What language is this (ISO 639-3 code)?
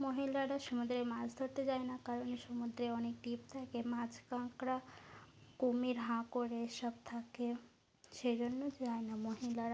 ben